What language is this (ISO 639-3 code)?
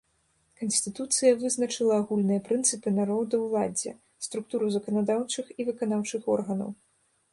bel